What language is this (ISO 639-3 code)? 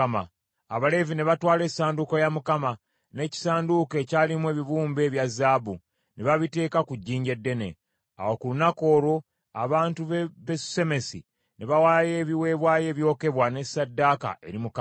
lug